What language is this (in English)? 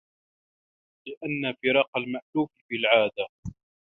Arabic